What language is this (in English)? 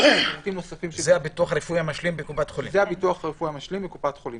Hebrew